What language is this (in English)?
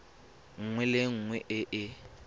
Tswana